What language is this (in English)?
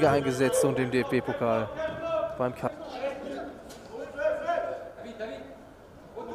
German